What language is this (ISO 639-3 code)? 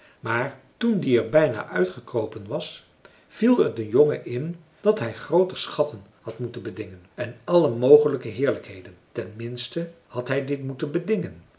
nld